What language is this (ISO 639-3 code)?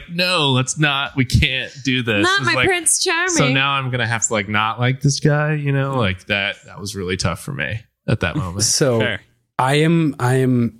eng